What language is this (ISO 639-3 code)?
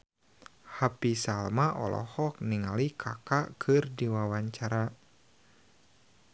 sun